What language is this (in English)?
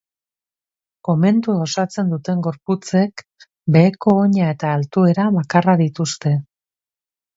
Basque